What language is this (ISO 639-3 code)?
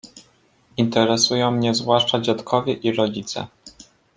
pol